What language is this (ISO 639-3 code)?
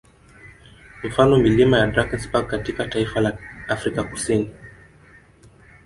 swa